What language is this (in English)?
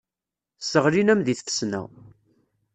Kabyle